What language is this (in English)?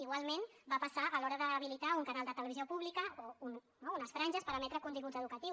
Catalan